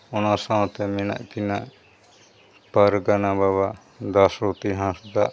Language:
Santali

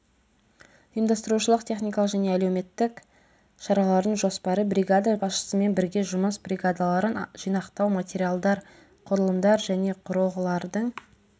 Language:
Kazakh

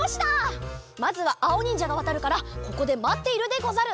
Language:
Japanese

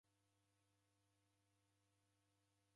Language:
Taita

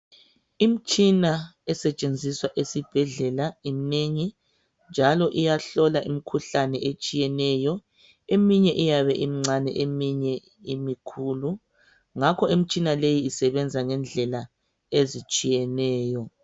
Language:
North Ndebele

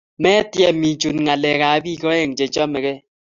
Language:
Kalenjin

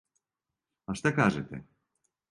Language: Serbian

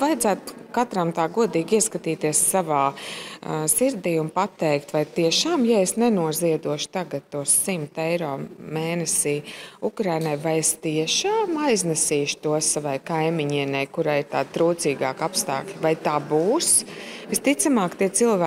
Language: Latvian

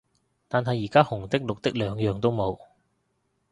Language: Cantonese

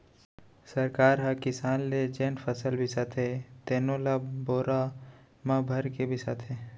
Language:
Chhattisgarhi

